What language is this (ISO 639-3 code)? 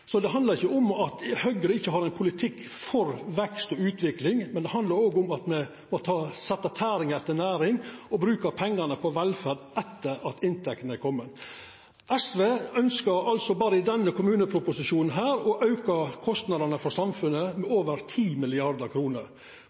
nno